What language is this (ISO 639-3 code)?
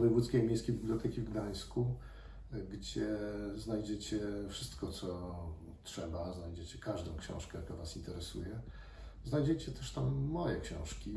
pol